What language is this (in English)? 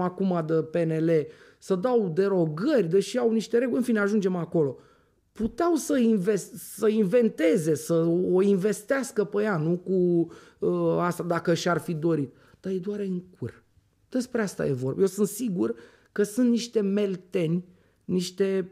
Romanian